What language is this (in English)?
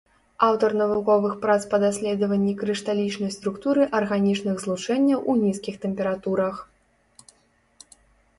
Belarusian